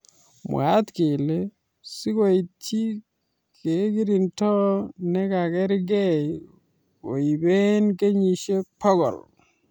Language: Kalenjin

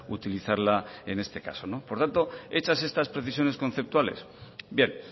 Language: Spanish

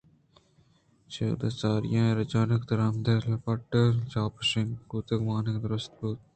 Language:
Eastern Balochi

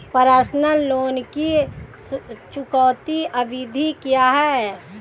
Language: Hindi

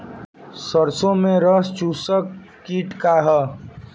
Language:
Bhojpuri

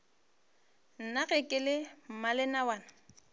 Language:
Northern Sotho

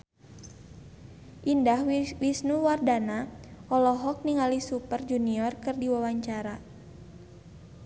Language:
Sundanese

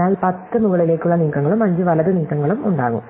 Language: Malayalam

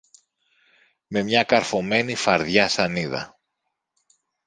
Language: Greek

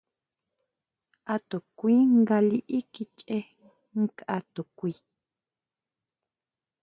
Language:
Huautla Mazatec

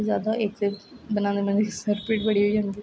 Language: Dogri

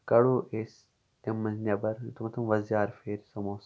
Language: Kashmiri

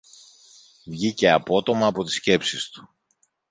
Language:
Greek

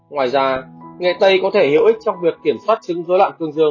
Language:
Vietnamese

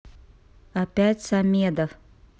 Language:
Russian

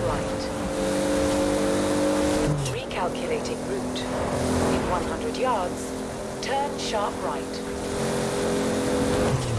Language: Indonesian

